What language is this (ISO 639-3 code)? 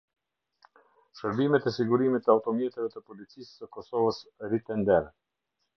sqi